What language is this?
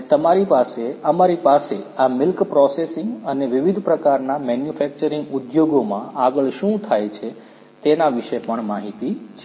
Gujarati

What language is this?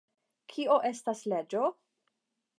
Esperanto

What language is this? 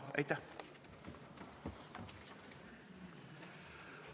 Estonian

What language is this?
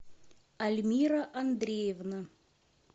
Russian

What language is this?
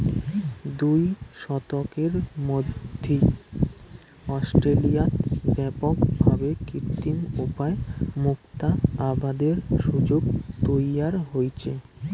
Bangla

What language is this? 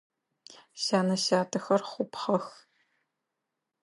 Adyghe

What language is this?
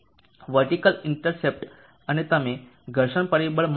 Gujarati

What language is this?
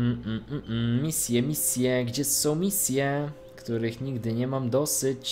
Polish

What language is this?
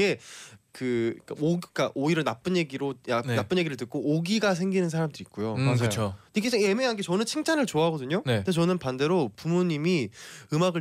Korean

